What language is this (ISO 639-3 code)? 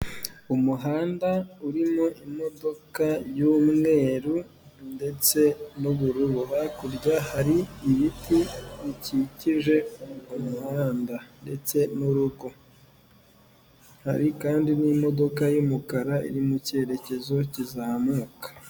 kin